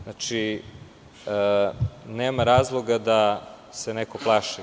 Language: Serbian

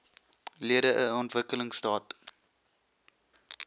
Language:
Afrikaans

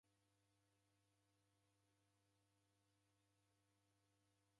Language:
Taita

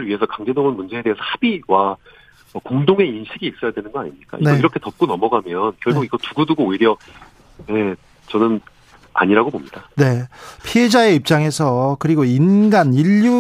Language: Korean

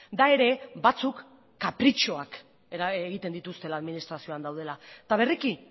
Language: Basque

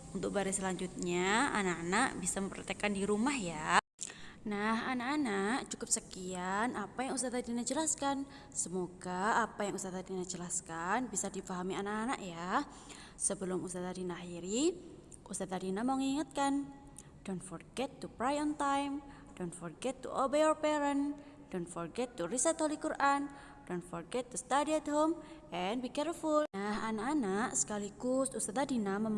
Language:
Indonesian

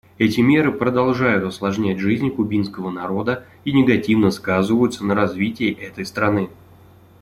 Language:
Russian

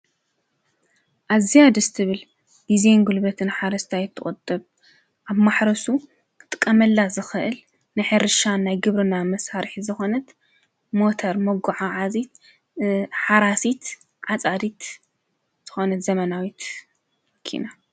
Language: Tigrinya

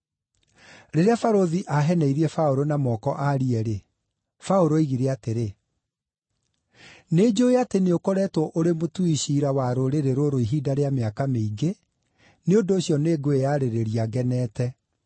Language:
Kikuyu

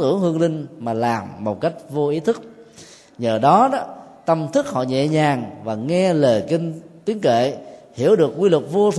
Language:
Vietnamese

